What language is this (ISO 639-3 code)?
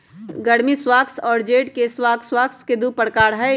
mag